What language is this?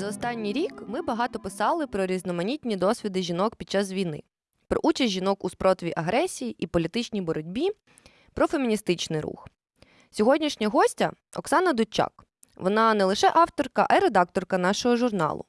Ukrainian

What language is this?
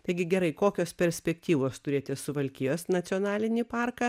Lithuanian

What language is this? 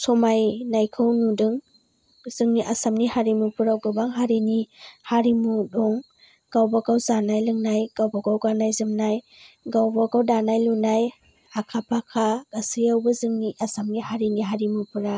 Bodo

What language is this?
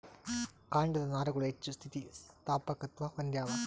Kannada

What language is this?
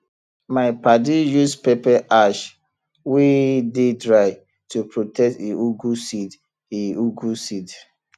Nigerian Pidgin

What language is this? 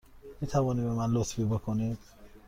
Persian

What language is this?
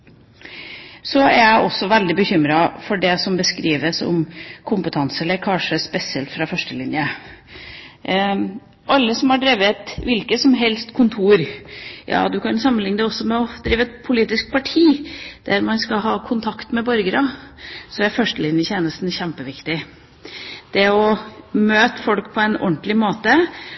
Norwegian Bokmål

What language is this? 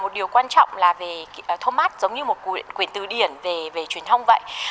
Vietnamese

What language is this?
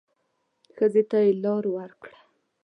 Pashto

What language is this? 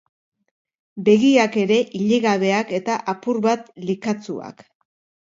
Basque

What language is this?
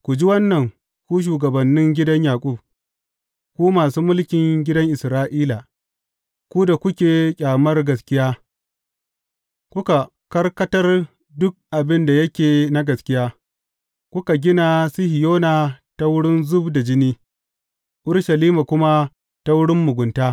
Hausa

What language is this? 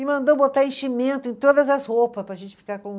Portuguese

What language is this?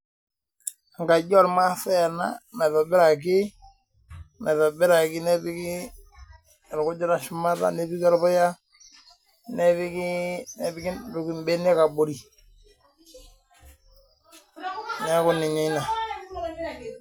Masai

